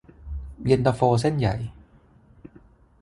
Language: Thai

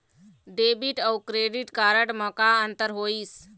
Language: Chhattisgarhi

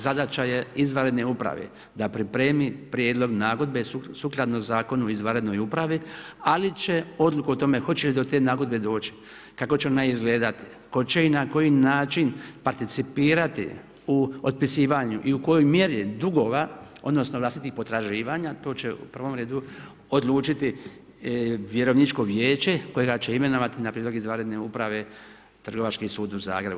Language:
Croatian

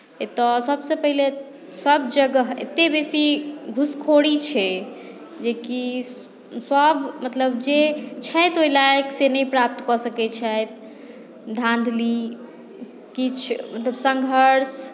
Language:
Maithili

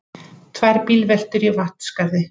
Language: Icelandic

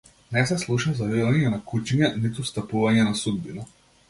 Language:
Macedonian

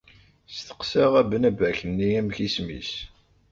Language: Kabyle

